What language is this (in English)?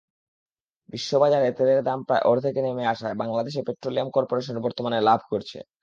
Bangla